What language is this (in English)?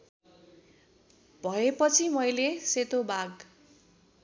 Nepali